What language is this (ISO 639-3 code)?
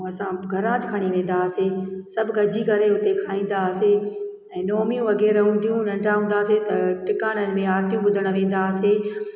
snd